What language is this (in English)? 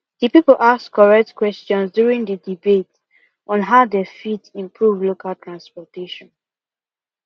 Nigerian Pidgin